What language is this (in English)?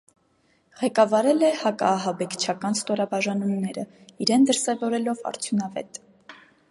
Armenian